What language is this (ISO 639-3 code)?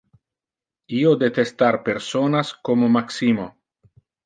ina